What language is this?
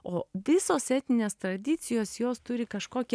Lithuanian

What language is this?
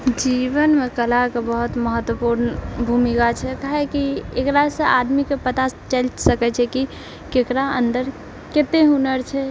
Maithili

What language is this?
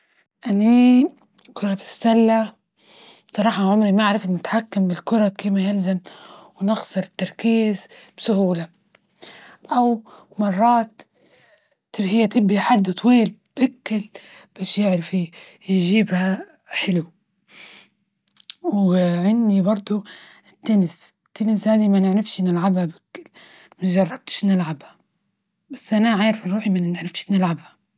Libyan Arabic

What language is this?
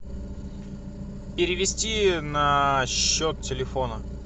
Russian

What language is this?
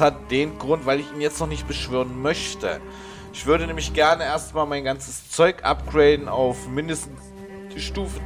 German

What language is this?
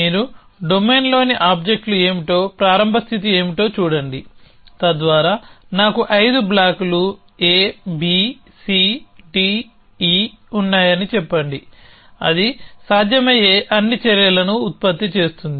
Telugu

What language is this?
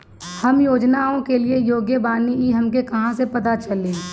Bhojpuri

